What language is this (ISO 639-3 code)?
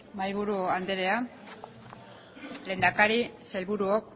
eus